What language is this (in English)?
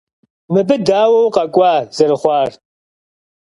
Kabardian